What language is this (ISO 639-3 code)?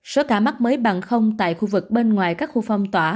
vie